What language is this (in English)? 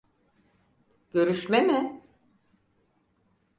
Turkish